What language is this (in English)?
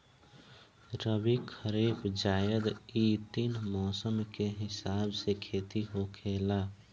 Bhojpuri